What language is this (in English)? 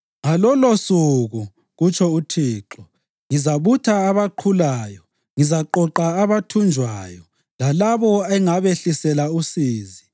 North Ndebele